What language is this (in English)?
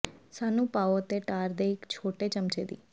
Punjabi